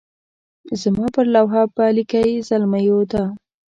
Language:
Pashto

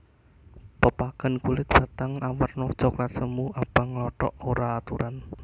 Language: Javanese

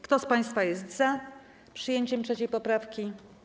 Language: Polish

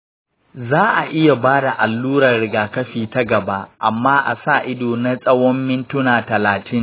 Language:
Hausa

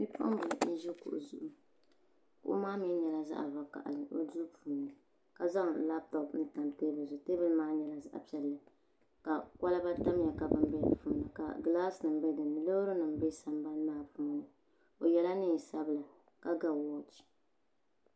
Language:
Dagbani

